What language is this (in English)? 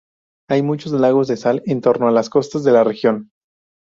Spanish